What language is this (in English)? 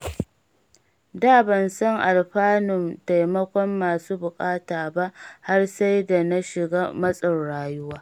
Hausa